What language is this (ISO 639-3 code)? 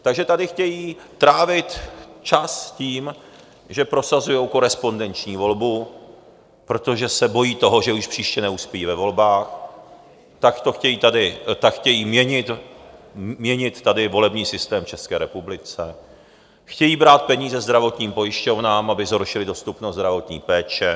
ces